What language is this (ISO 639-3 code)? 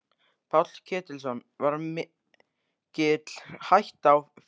isl